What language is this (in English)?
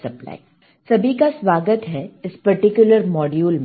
Hindi